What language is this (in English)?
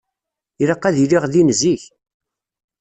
Kabyle